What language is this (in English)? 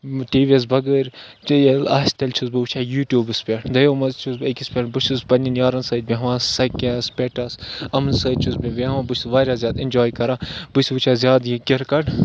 Kashmiri